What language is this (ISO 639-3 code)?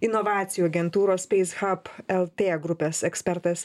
lit